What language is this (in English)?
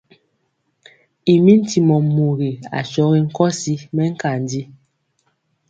Mpiemo